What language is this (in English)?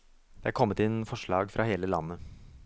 Norwegian